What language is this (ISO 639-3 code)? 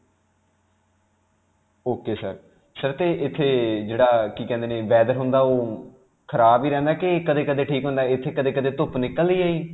pan